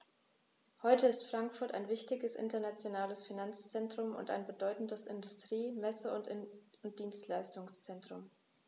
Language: German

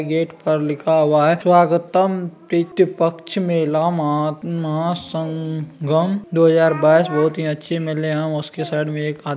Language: Magahi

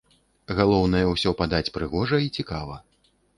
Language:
Belarusian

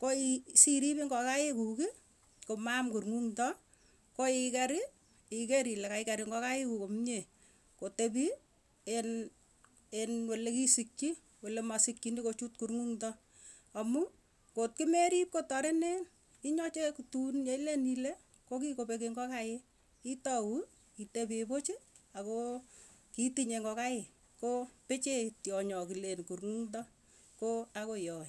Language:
Tugen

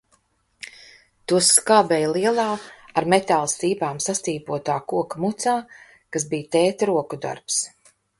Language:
Latvian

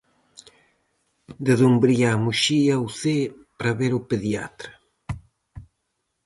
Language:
Galician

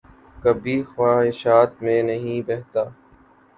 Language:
Urdu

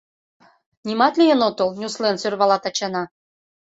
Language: Mari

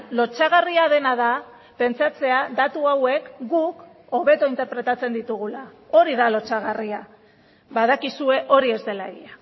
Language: Basque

